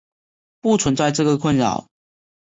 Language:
Chinese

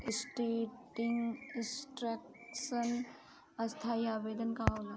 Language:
Bhojpuri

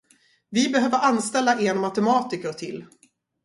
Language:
Swedish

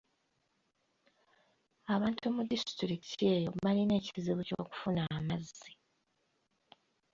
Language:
Ganda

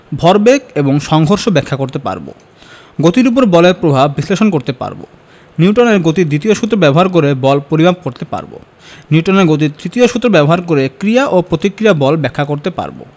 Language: Bangla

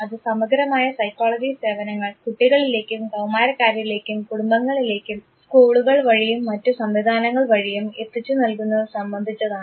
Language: Malayalam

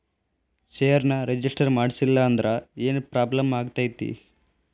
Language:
Kannada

